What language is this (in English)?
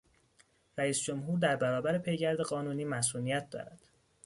Persian